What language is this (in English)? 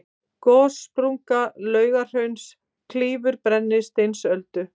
Icelandic